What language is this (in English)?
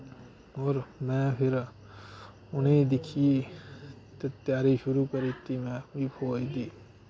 Dogri